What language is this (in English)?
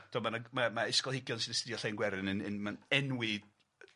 Welsh